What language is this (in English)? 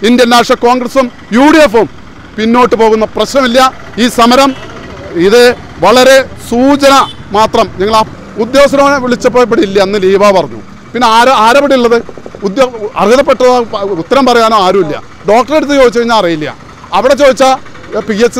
Korean